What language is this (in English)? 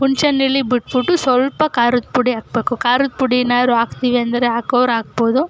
Kannada